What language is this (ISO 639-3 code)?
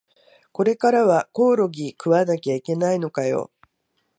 jpn